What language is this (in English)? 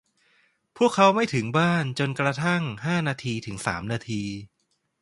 Thai